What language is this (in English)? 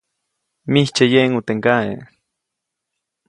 Copainalá Zoque